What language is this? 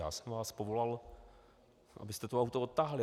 Czech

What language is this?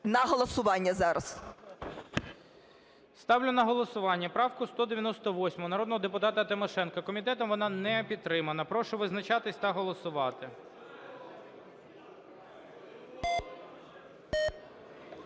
Ukrainian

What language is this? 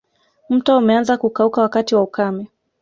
Swahili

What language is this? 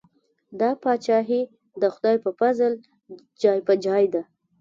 Pashto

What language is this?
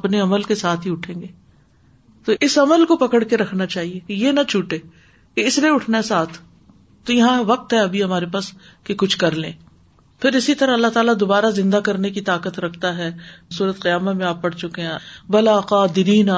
Urdu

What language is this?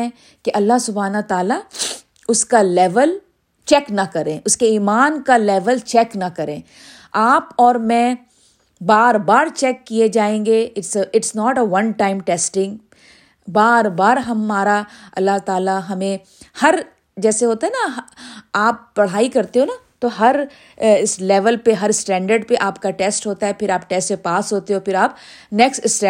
Urdu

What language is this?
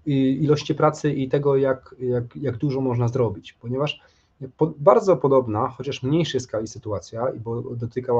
Polish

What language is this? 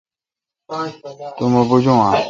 Kalkoti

